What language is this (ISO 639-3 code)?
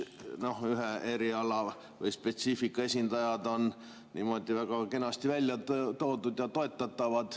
est